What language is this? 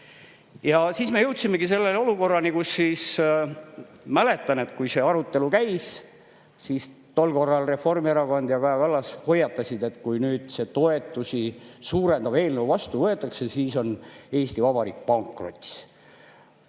Estonian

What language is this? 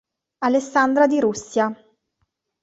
Italian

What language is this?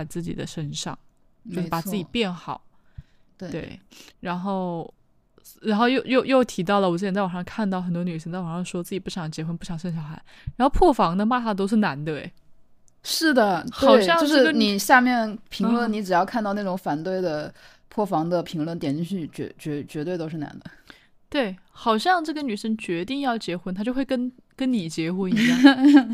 Chinese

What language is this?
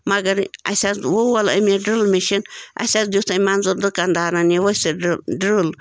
Kashmiri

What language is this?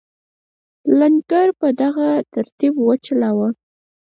Pashto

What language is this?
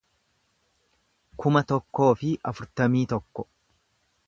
Oromo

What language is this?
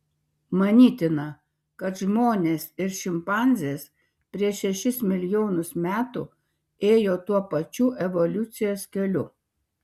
Lithuanian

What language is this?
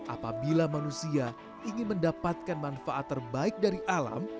Indonesian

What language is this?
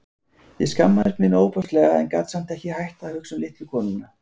Icelandic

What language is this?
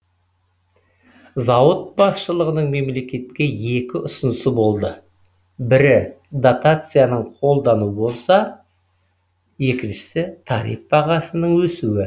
Kazakh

